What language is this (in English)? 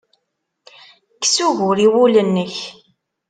Kabyle